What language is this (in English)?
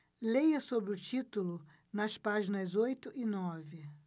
Portuguese